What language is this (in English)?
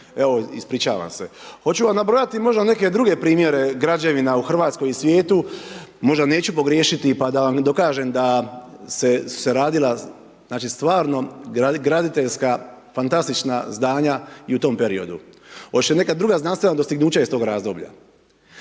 Croatian